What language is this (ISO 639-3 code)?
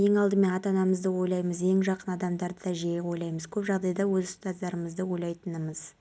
kaz